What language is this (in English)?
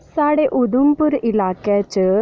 Dogri